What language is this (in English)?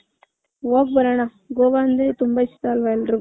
Kannada